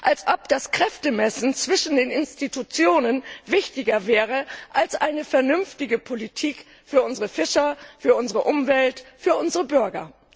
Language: German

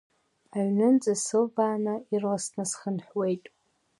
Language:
Abkhazian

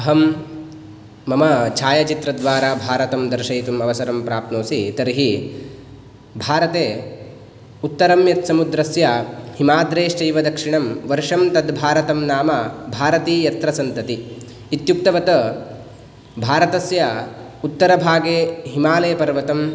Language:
Sanskrit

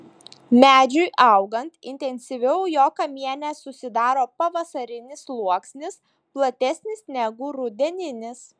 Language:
Lithuanian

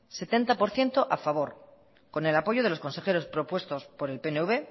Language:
Spanish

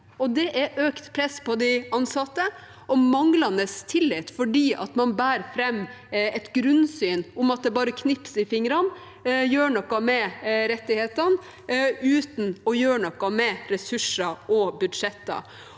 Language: Norwegian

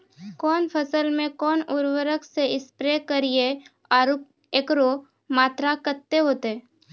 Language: Maithili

